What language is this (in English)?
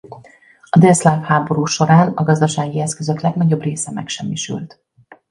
Hungarian